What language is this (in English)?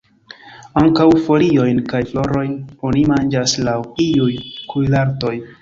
Esperanto